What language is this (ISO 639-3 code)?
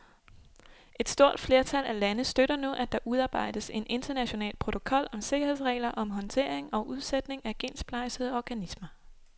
dan